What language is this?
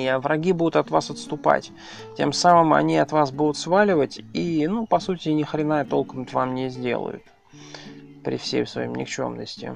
Russian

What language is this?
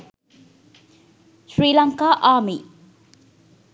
Sinhala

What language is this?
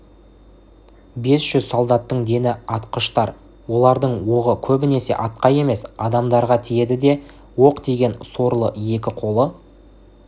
Kazakh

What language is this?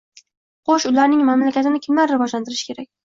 Uzbek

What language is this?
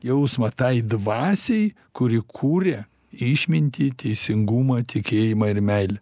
Lithuanian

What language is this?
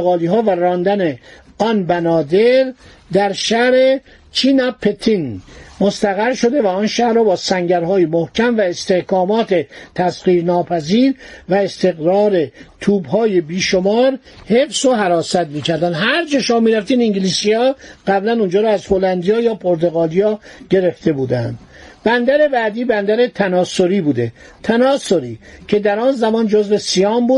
Persian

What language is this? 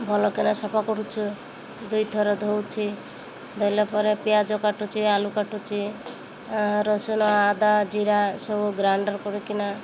Odia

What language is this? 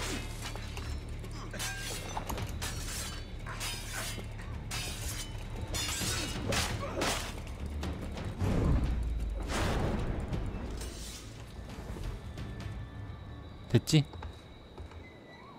Korean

